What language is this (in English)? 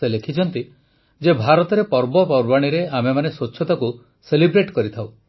Odia